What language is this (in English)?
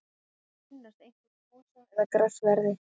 Icelandic